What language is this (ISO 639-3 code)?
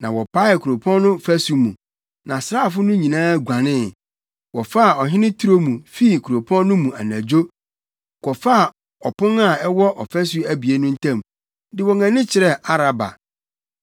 aka